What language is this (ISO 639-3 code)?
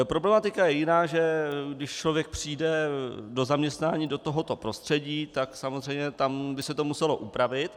ces